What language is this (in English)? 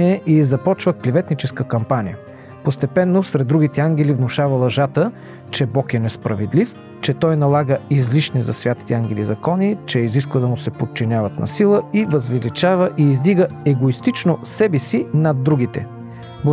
Bulgarian